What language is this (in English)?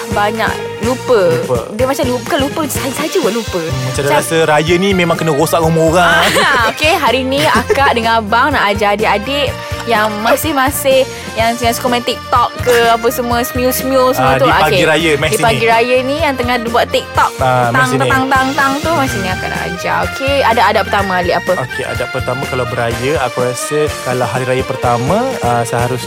Malay